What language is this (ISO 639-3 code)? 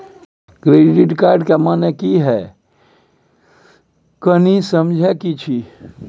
mai